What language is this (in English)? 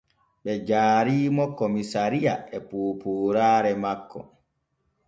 Borgu Fulfulde